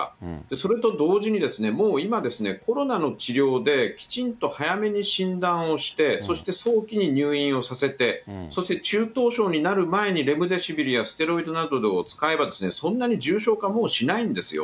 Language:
Japanese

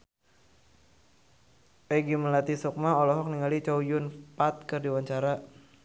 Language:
Sundanese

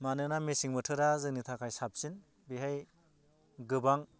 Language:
Bodo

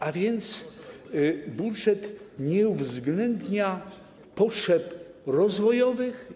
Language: Polish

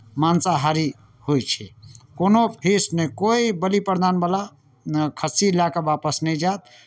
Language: Maithili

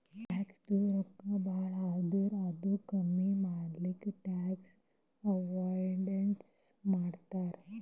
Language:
Kannada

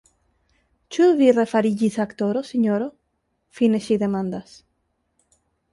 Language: Esperanto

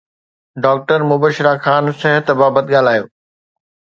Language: Sindhi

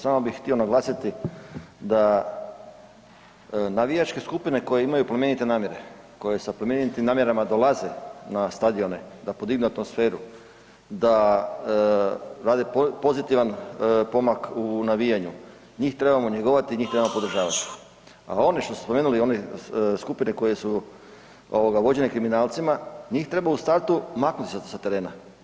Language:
Croatian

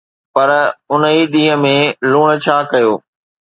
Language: Sindhi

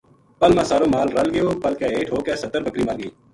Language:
Gujari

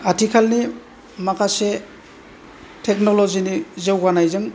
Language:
Bodo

